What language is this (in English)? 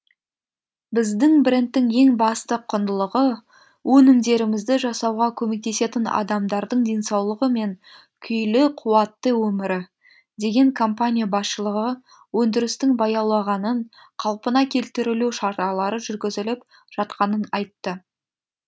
Kazakh